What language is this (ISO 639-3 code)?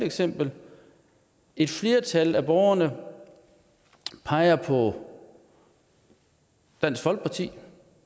dan